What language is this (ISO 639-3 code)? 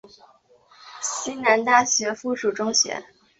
zho